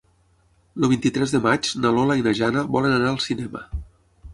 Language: Catalan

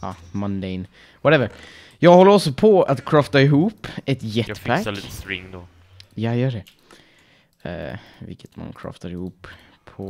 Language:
Swedish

